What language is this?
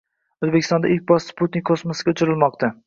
Uzbek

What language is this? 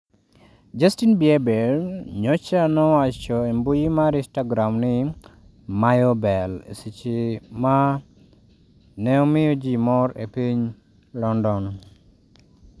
Luo (Kenya and Tanzania)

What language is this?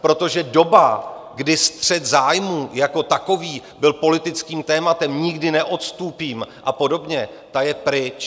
Czech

